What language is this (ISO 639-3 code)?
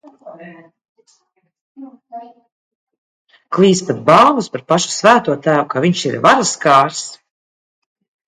lav